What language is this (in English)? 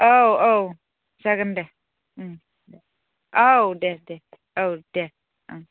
Bodo